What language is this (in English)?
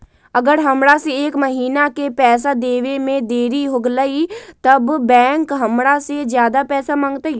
Magahi